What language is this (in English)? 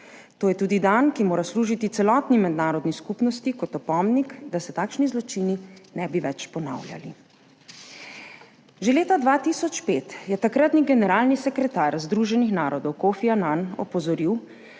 Slovenian